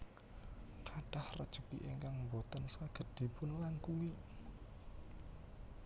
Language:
Javanese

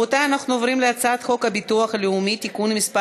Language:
Hebrew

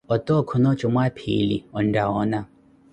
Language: Koti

